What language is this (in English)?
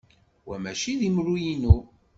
Kabyle